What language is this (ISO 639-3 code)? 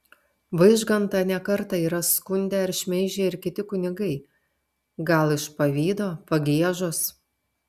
lit